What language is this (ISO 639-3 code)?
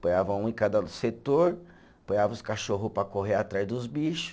por